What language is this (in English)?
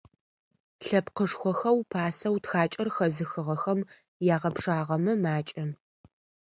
Adyghe